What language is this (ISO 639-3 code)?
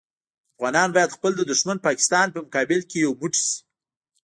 pus